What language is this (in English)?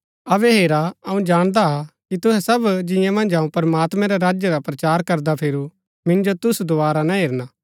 Gaddi